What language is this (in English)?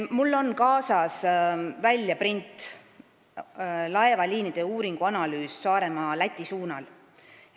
Estonian